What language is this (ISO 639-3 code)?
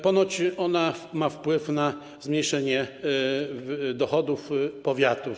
pol